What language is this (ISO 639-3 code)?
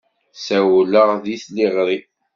kab